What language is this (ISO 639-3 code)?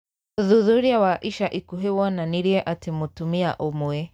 kik